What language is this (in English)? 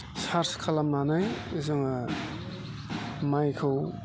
Bodo